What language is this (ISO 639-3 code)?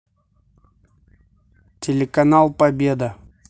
rus